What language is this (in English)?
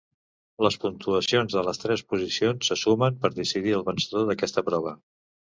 Catalan